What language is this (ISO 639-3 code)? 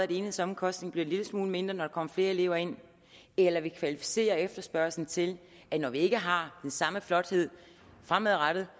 dan